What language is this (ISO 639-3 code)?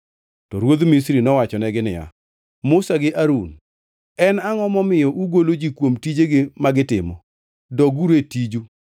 luo